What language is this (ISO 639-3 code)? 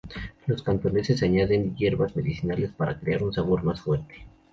spa